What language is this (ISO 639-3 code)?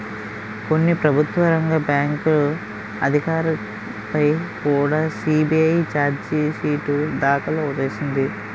tel